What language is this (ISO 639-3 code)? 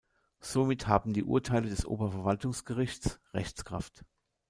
deu